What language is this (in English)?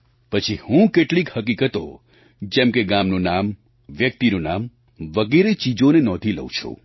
Gujarati